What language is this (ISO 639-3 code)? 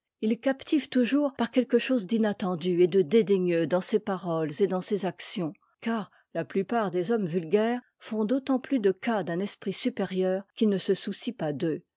fra